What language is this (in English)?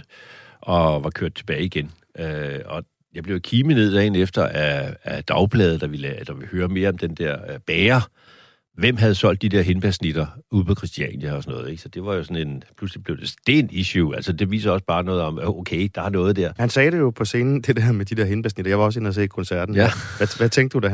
Danish